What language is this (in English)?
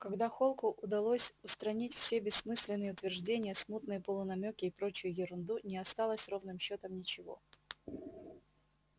Russian